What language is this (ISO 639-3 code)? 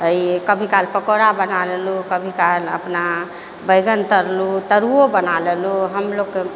mai